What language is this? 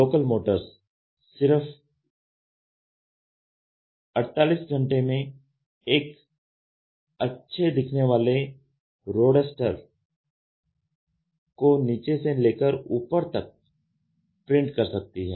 Hindi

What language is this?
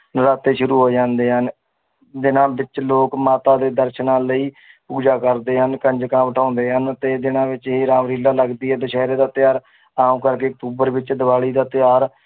Punjabi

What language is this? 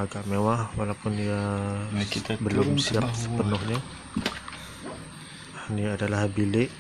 Malay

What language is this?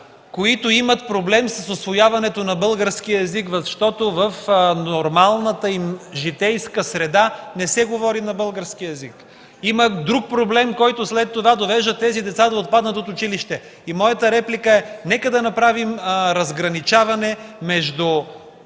Bulgarian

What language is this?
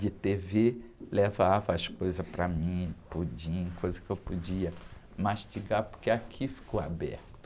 Portuguese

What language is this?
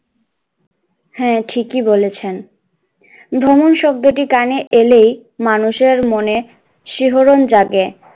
Bangla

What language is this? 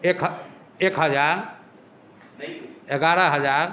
Maithili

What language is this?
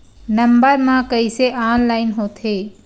Chhattisgarhi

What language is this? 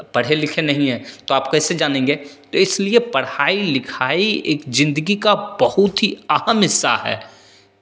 Hindi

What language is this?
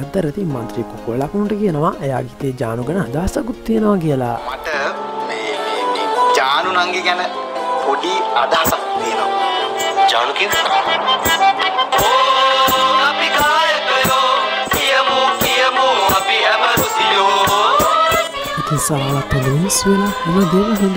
Indonesian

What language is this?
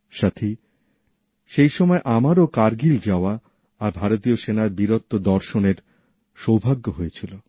Bangla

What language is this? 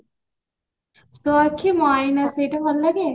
Odia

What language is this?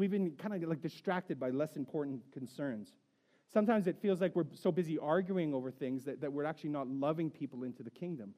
English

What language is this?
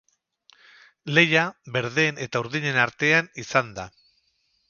Basque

